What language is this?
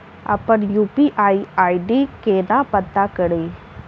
Maithili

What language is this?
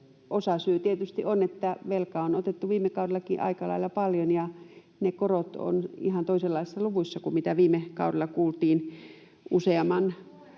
Finnish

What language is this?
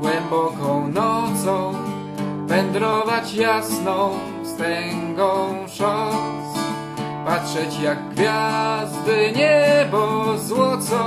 Polish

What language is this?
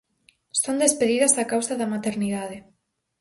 Galician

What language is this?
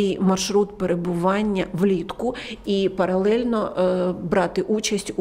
Ukrainian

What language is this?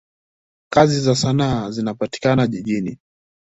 Swahili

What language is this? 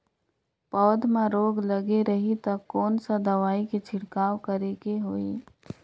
Chhattisgarhi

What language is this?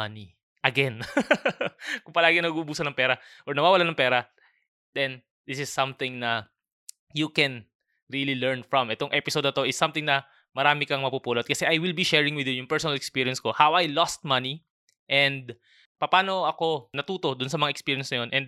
Filipino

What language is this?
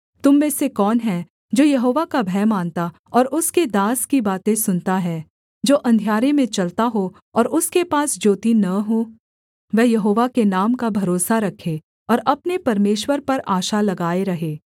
Hindi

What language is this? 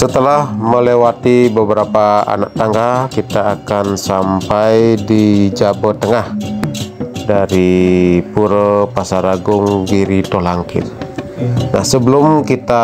Indonesian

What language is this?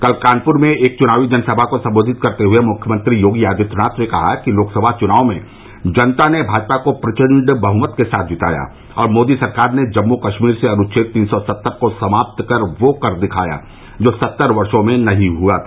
Hindi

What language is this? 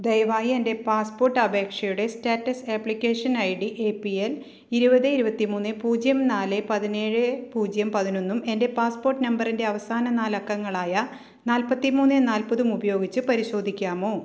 Malayalam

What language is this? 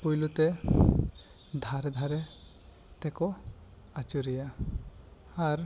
Santali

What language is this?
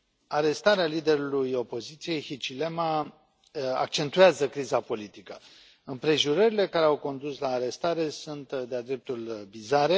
Romanian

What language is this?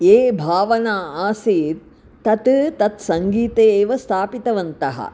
Sanskrit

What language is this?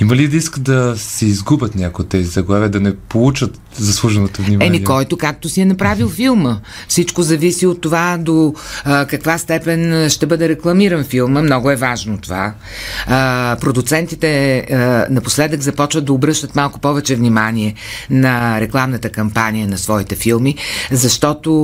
Bulgarian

